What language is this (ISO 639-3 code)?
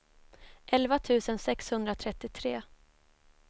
swe